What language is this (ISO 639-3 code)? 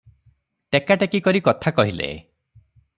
ori